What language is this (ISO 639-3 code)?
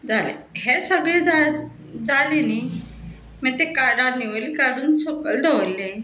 kok